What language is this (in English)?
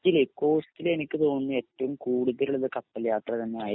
Malayalam